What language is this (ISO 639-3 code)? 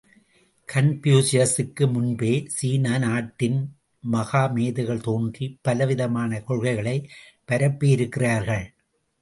tam